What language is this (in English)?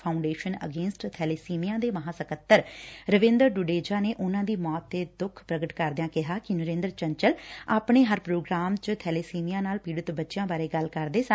Punjabi